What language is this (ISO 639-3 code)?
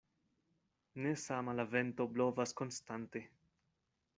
epo